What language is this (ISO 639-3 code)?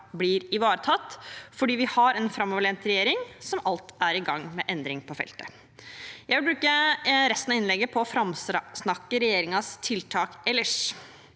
nor